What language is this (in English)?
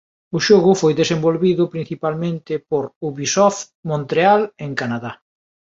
Galician